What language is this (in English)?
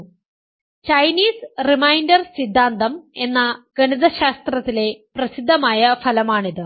Malayalam